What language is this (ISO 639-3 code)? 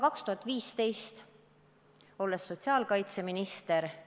est